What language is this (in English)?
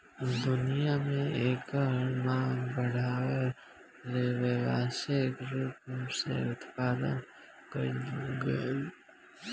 Bhojpuri